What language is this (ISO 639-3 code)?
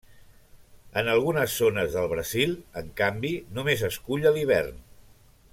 cat